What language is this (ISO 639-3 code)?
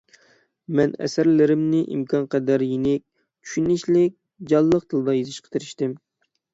uig